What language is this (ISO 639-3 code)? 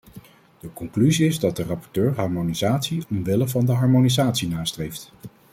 nld